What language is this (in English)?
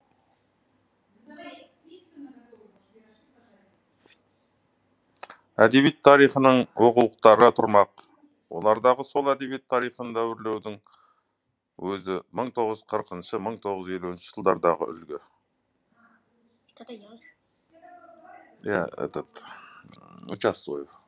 Kazakh